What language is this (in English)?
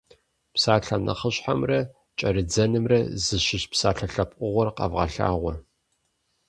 Kabardian